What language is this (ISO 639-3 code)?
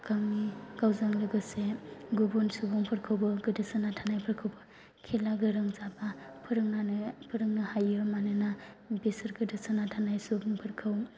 brx